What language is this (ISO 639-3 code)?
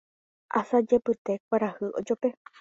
grn